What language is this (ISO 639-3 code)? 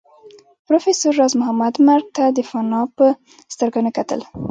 pus